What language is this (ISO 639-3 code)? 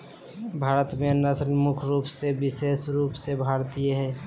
mag